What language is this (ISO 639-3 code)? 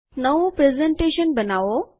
guj